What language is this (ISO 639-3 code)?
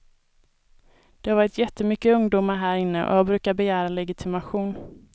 swe